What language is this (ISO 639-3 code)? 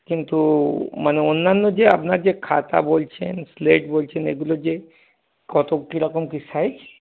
ben